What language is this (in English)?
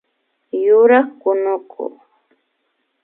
Imbabura Highland Quichua